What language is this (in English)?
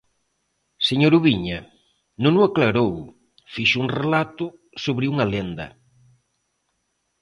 Galician